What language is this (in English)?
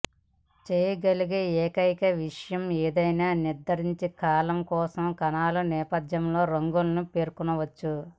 Telugu